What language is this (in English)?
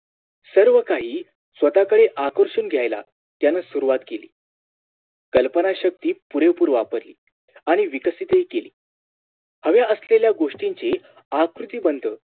Marathi